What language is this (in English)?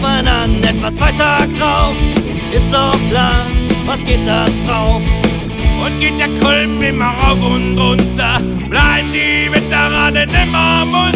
Thai